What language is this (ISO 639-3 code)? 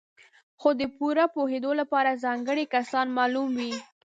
pus